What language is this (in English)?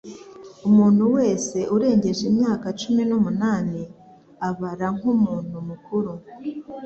Kinyarwanda